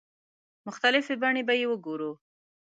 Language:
Pashto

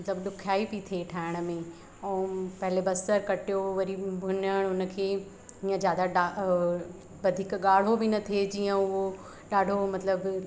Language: Sindhi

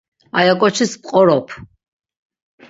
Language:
Laz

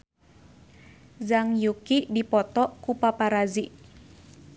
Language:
Sundanese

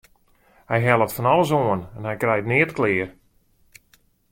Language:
Western Frisian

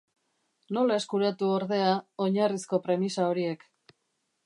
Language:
Basque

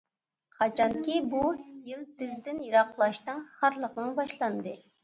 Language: Uyghur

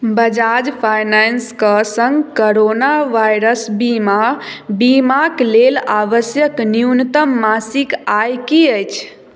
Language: Maithili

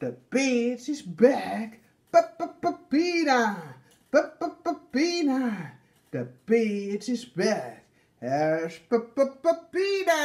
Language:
Dutch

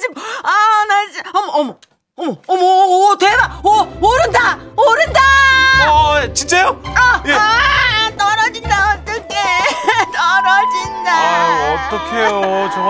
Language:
Korean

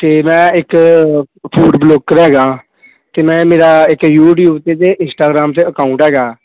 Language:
Punjabi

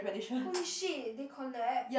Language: English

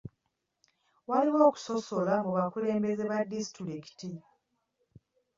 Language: Ganda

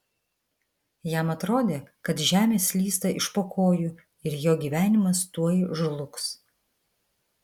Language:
Lithuanian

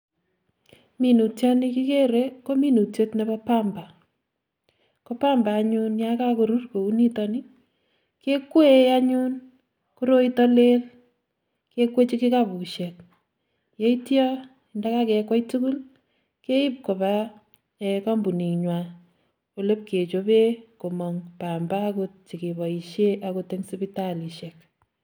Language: Kalenjin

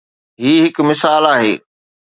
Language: Sindhi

